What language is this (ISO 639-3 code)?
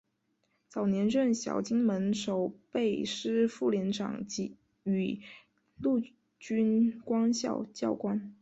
zho